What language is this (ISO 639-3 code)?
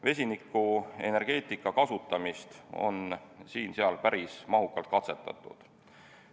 est